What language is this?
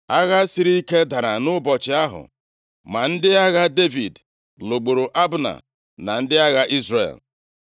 Igbo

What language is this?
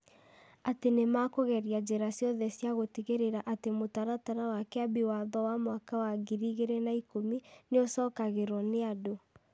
Kikuyu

